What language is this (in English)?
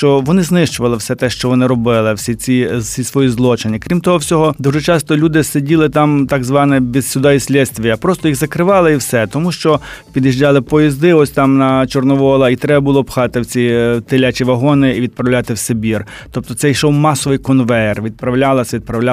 Ukrainian